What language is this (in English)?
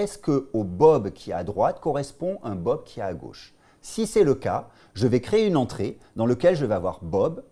French